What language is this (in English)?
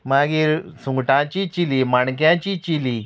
Konkani